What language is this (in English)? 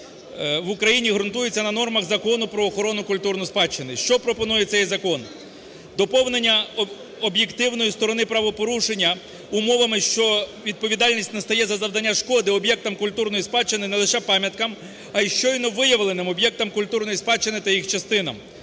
Ukrainian